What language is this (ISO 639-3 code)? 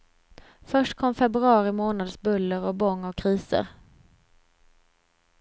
swe